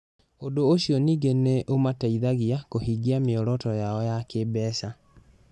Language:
Kikuyu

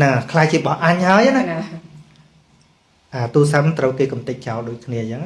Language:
Vietnamese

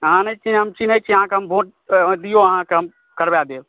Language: Maithili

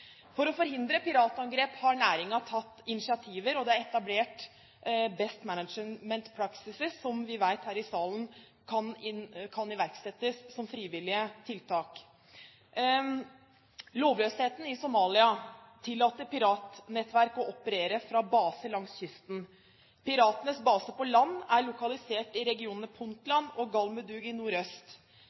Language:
Norwegian Bokmål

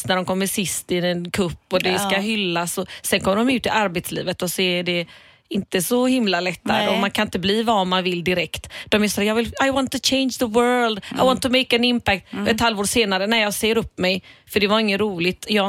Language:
Swedish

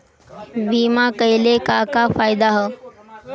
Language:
Bhojpuri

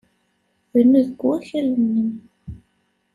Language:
Kabyle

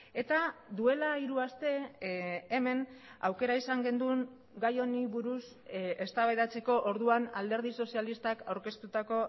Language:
Basque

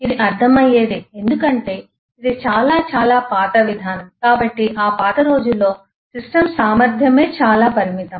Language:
Telugu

